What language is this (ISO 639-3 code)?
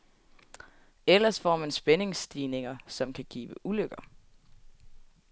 dan